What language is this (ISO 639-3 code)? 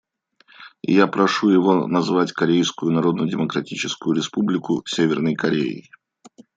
rus